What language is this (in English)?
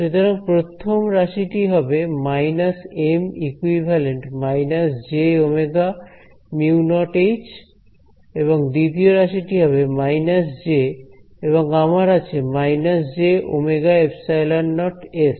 Bangla